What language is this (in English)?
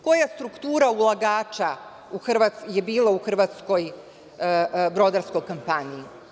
Serbian